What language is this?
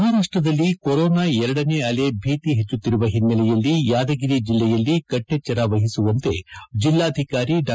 Kannada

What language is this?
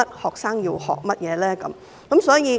Cantonese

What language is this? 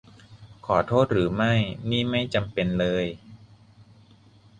Thai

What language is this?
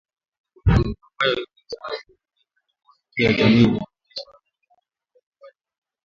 Swahili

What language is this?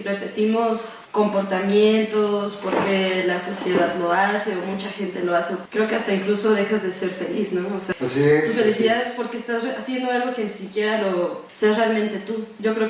Spanish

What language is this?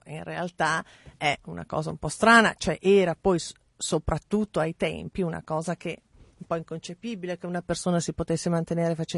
Italian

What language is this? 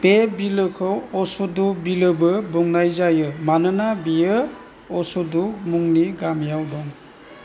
Bodo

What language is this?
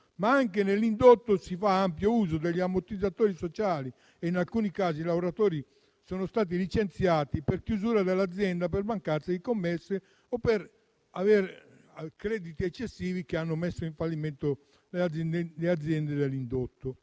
Italian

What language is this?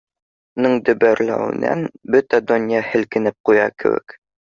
Bashkir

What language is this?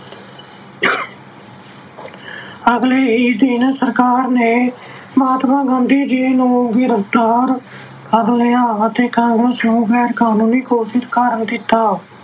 Punjabi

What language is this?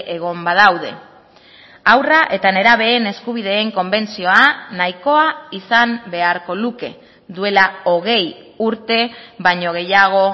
Basque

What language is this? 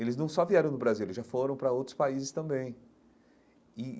Portuguese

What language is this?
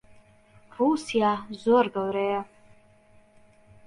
Central Kurdish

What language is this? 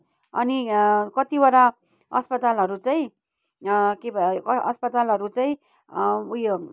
Nepali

